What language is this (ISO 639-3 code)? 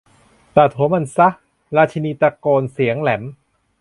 tha